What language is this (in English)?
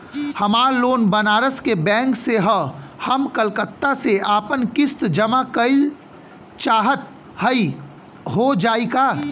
Bhojpuri